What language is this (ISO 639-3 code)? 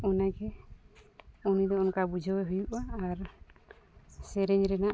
sat